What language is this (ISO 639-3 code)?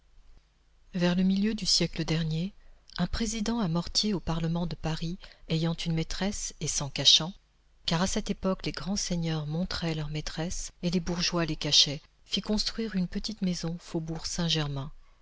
fra